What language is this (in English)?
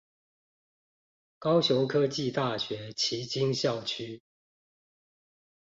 Chinese